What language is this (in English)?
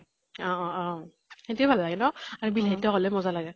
Assamese